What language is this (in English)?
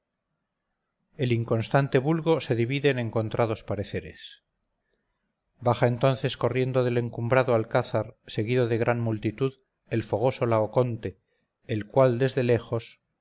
Spanish